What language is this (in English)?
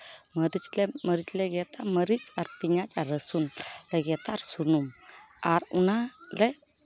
Santali